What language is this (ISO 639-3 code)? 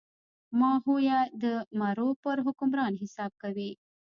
pus